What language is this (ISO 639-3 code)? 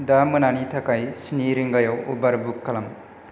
brx